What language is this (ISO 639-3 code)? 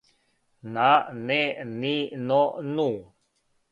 srp